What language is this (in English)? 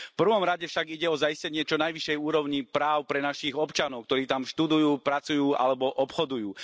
Slovak